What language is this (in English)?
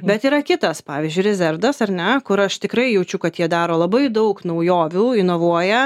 Lithuanian